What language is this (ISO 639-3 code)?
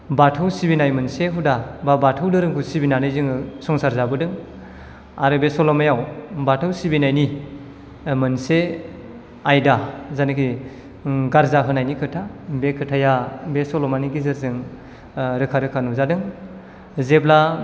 brx